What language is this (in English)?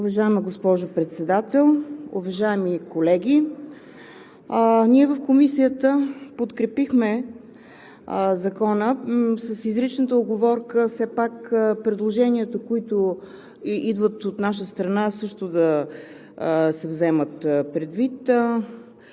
Bulgarian